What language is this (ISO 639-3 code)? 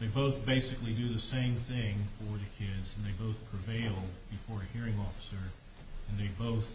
eng